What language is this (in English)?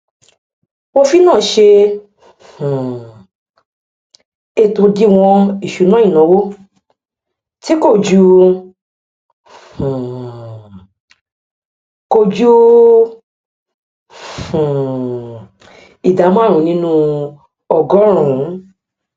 Yoruba